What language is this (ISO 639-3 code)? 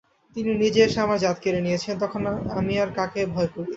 ben